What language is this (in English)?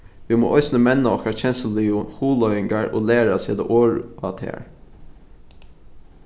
Faroese